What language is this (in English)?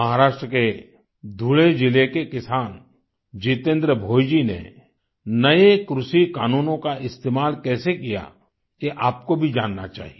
Hindi